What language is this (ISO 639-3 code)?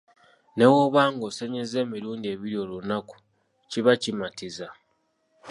lug